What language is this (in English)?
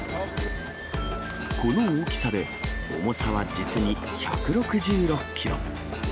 Japanese